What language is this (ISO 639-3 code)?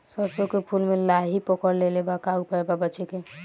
bho